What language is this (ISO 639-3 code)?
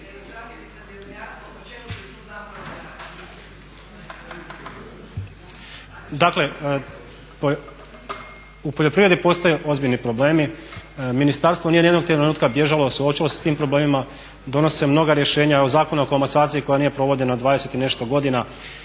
hrv